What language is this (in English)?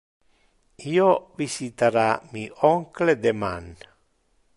Interlingua